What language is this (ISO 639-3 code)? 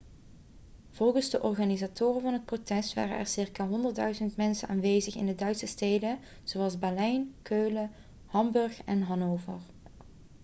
nld